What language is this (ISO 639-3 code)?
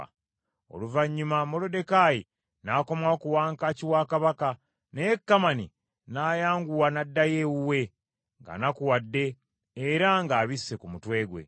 lug